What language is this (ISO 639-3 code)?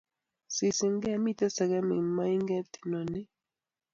kln